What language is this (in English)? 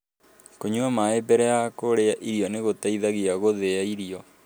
Kikuyu